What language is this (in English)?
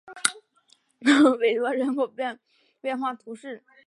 Chinese